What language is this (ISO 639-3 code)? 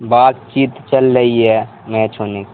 urd